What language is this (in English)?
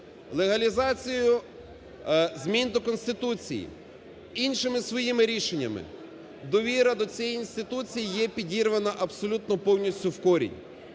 Ukrainian